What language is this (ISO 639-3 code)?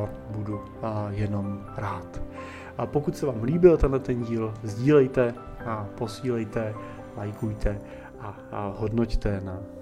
ces